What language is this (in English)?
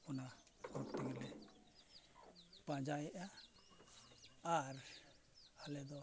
Santali